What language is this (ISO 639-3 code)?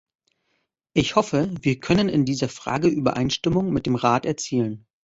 deu